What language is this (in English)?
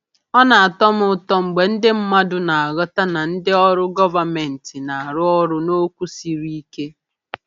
Igbo